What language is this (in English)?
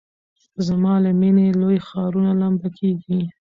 Pashto